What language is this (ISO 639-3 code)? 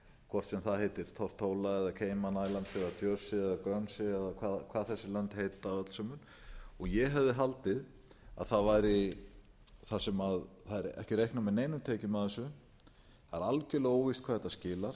isl